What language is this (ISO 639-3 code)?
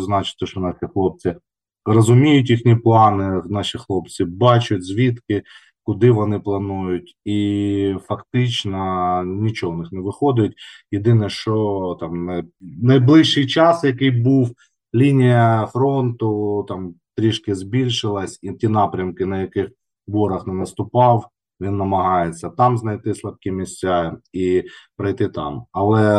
ukr